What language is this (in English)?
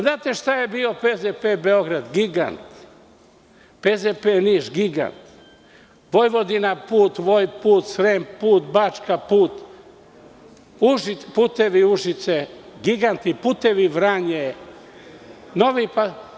Serbian